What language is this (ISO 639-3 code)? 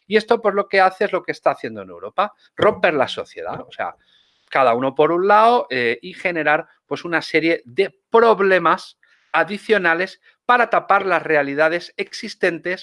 spa